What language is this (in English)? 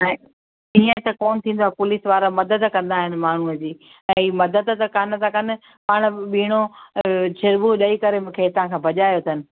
Sindhi